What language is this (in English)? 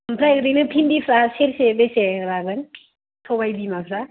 Bodo